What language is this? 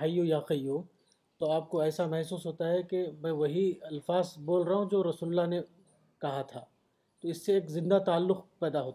Urdu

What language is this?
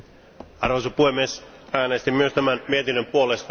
Finnish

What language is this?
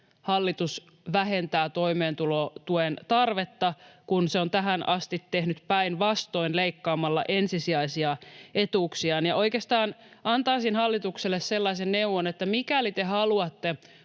Finnish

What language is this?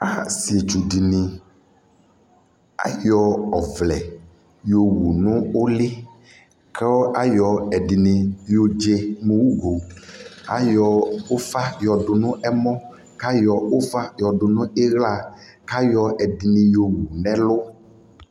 Ikposo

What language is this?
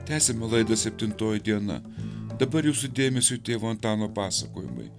Lithuanian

